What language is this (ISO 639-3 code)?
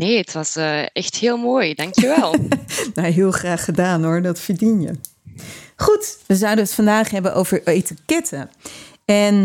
nld